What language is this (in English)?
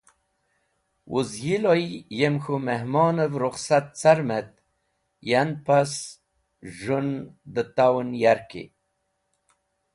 Wakhi